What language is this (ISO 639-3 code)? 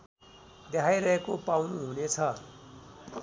nep